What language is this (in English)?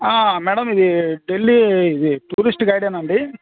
Telugu